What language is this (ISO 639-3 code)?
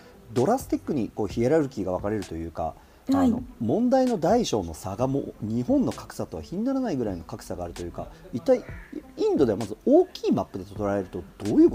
jpn